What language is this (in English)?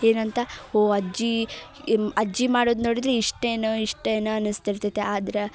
Kannada